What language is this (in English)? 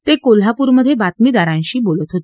Marathi